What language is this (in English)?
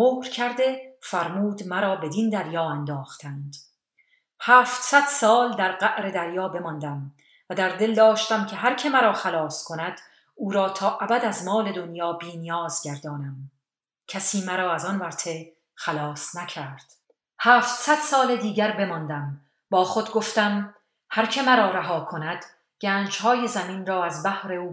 Persian